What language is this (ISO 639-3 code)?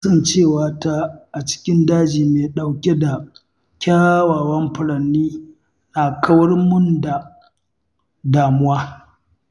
hau